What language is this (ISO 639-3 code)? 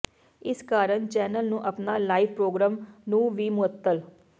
pan